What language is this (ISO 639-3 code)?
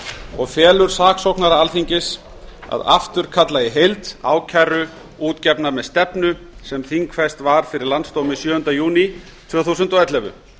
isl